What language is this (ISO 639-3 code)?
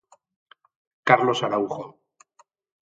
glg